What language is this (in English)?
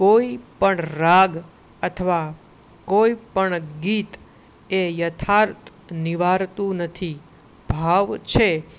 Gujarati